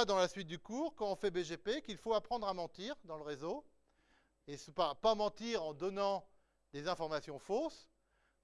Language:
French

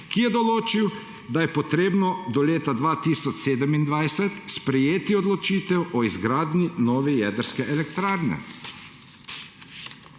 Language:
Slovenian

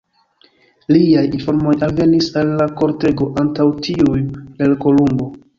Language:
Esperanto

